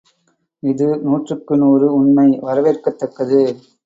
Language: Tamil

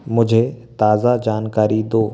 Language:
Hindi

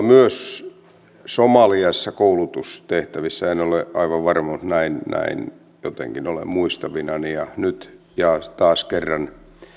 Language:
Finnish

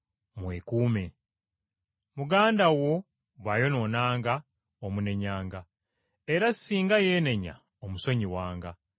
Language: Ganda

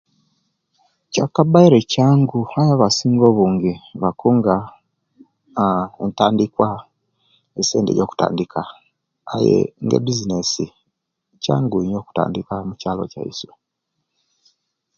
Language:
Kenyi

